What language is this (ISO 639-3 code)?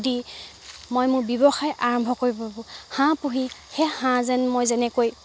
asm